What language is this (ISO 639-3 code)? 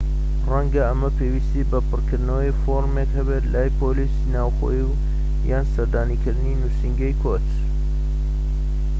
ckb